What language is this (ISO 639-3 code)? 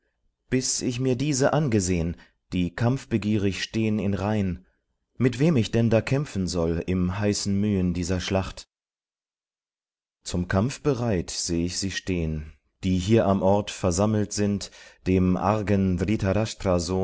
deu